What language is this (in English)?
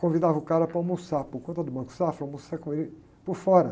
Portuguese